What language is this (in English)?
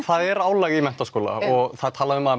Icelandic